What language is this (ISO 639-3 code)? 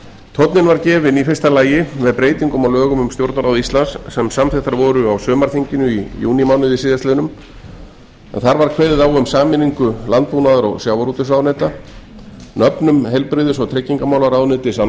isl